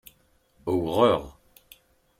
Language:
Kabyle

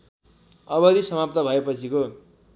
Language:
Nepali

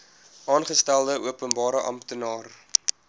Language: Afrikaans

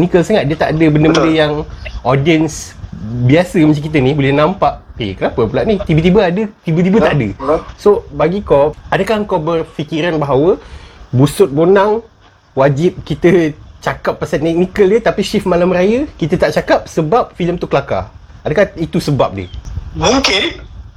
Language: Malay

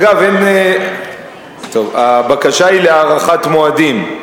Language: Hebrew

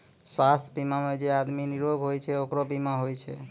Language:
Maithili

